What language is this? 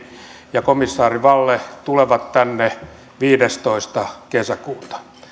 Finnish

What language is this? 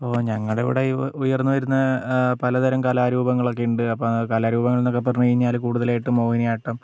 Malayalam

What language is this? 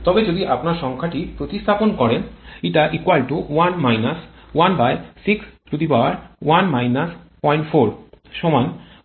Bangla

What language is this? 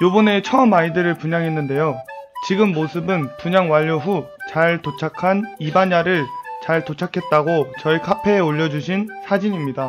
Korean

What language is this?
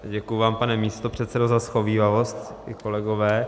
Czech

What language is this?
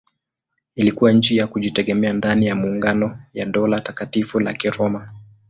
Swahili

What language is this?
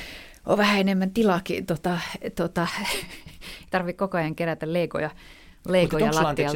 Finnish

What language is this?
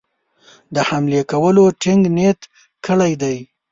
Pashto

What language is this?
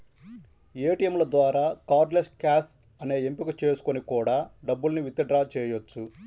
Telugu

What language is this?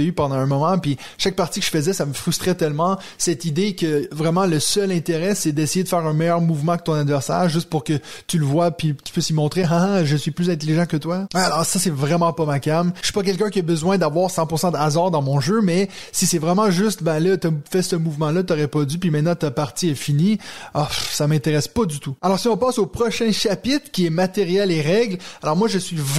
French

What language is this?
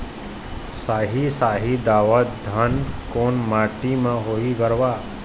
Chhattisgarhi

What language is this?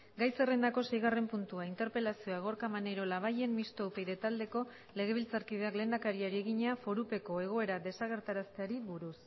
Basque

